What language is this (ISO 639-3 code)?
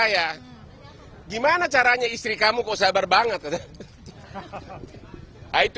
ind